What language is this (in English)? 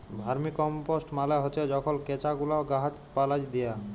Bangla